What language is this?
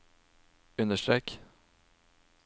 Norwegian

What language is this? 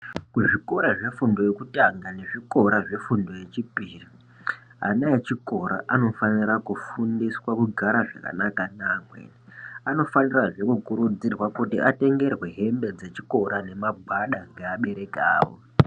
Ndau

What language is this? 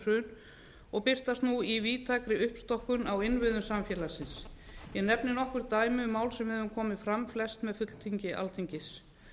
Icelandic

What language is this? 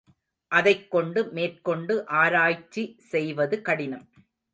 Tamil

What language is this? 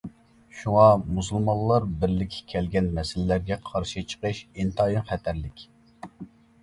Uyghur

